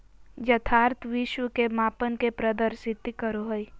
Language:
Magahi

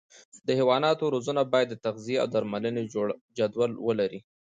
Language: Pashto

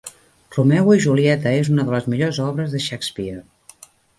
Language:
Catalan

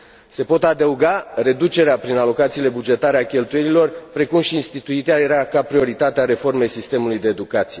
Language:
Romanian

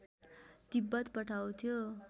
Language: Nepali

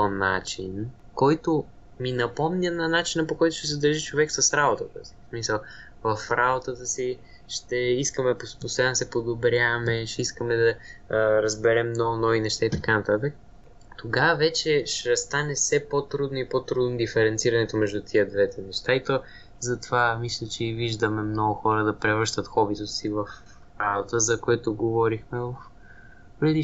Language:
Bulgarian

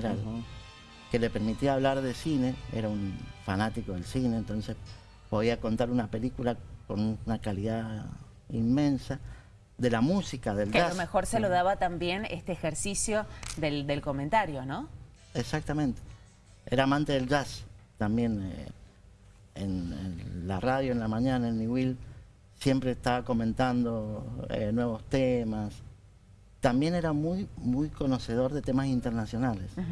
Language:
Spanish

